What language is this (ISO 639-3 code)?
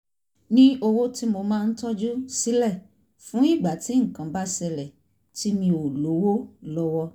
yor